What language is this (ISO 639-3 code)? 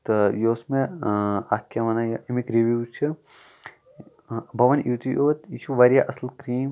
kas